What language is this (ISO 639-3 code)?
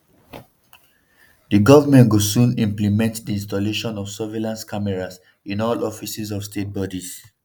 pcm